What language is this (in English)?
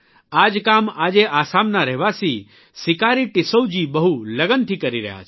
Gujarati